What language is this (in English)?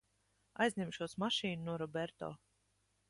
Latvian